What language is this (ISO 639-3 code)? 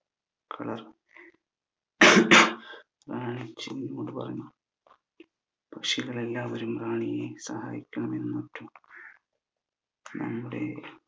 mal